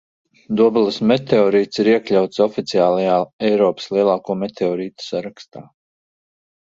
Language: Latvian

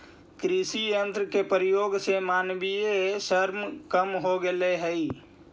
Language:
Magahi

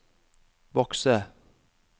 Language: Norwegian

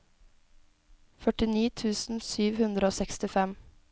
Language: Norwegian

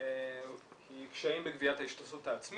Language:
Hebrew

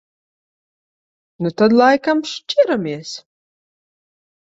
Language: Latvian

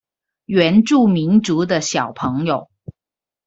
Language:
Chinese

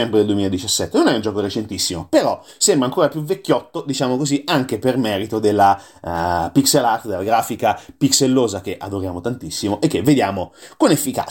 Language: Italian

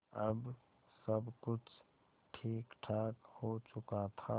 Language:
Hindi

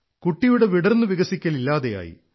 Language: Malayalam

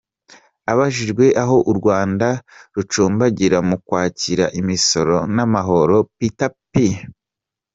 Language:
Kinyarwanda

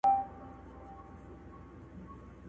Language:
Pashto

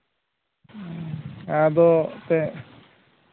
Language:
Santali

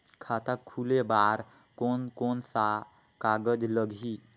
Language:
Chhattisgarhi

